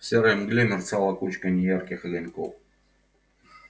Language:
Russian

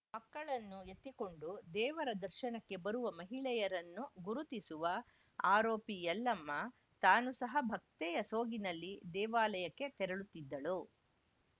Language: Kannada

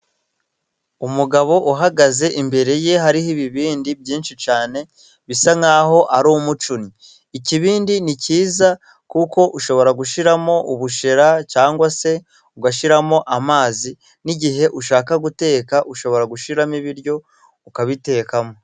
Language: Kinyarwanda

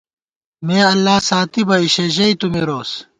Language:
Gawar-Bati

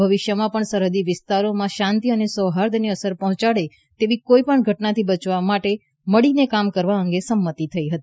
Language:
Gujarati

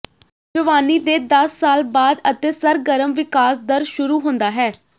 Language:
Punjabi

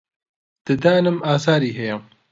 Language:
Central Kurdish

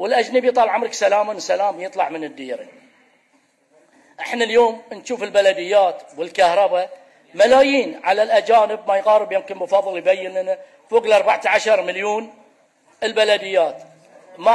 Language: Arabic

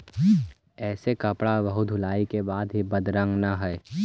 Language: Magahi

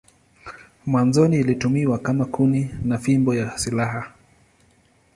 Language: Swahili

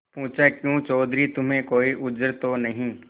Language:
Hindi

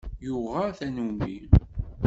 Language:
Kabyle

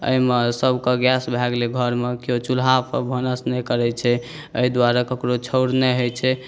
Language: Maithili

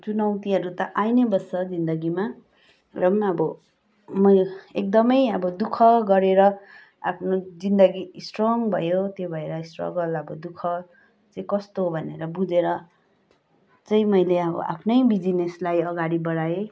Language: Nepali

